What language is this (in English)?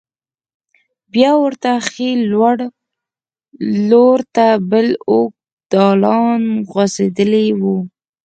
Pashto